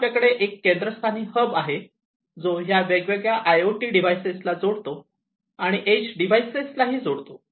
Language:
Marathi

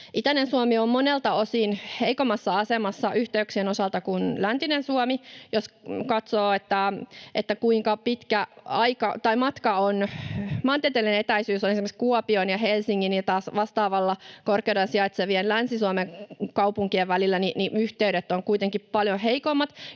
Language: Finnish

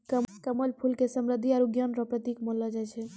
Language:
Maithili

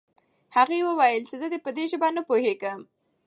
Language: Pashto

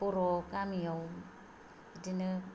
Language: Bodo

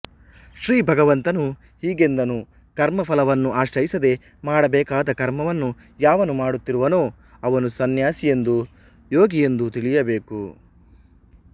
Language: Kannada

